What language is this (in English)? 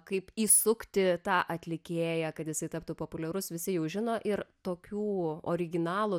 Lithuanian